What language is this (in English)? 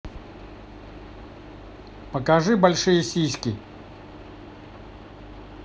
Russian